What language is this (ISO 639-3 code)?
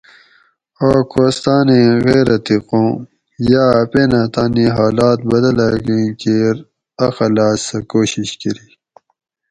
gwc